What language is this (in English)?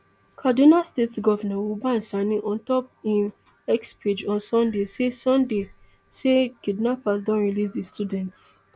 Nigerian Pidgin